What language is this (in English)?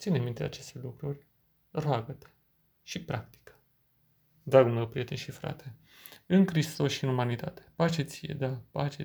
Romanian